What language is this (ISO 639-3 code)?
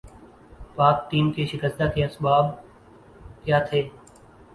urd